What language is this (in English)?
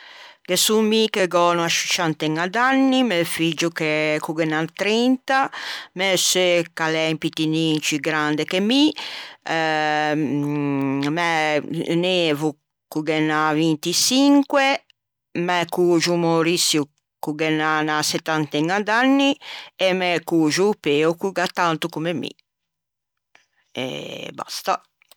Ligurian